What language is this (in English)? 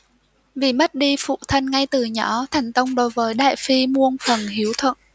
Vietnamese